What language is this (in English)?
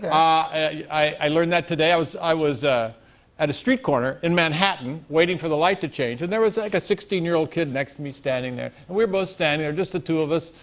English